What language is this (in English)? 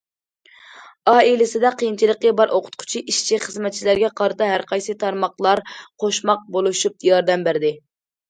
Uyghur